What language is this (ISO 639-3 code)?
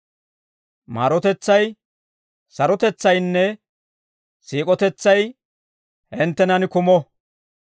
dwr